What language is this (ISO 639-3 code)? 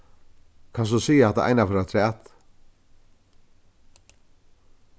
fao